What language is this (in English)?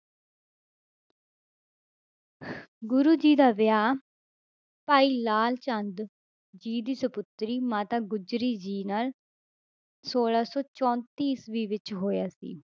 Punjabi